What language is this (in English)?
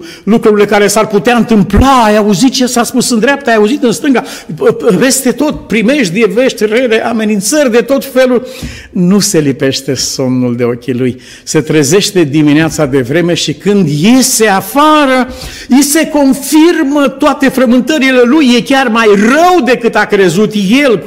Romanian